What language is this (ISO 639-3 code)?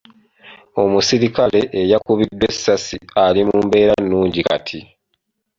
lug